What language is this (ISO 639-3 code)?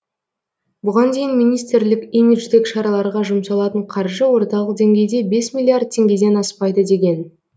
kaz